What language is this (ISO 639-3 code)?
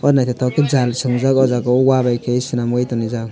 trp